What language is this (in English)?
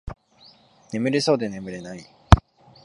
Japanese